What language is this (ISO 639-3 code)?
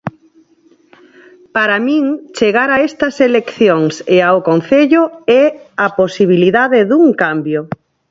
glg